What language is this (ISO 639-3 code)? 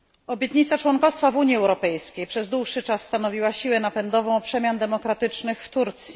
pol